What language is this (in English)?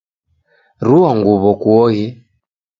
Taita